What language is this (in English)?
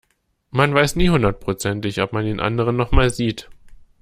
German